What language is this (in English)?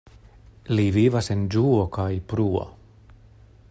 Esperanto